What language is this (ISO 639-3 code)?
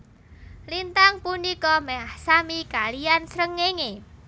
jav